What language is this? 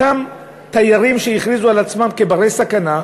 Hebrew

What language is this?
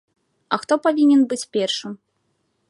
Belarusian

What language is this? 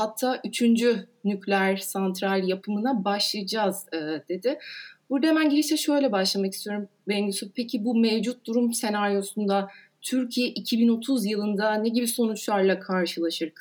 Turkish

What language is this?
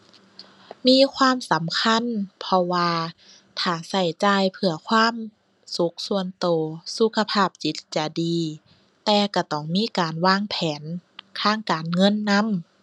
Thai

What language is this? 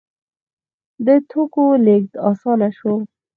Pashto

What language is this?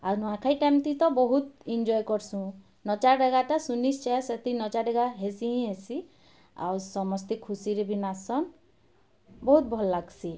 Odia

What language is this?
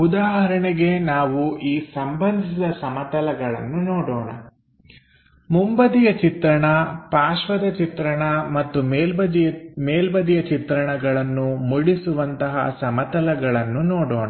Kannada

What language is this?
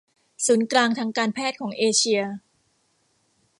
Thai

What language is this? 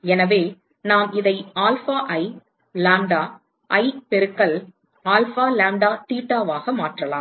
Tamil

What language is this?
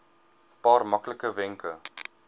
Afrikaans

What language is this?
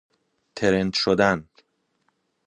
Persian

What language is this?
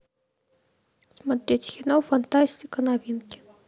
Russian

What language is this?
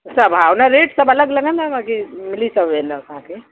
Sindhi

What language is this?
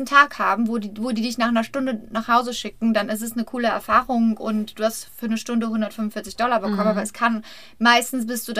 German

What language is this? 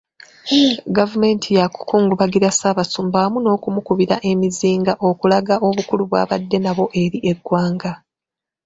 Ganda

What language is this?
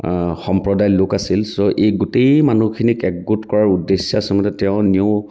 Assamese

